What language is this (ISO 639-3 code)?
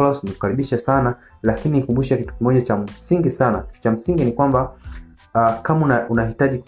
swa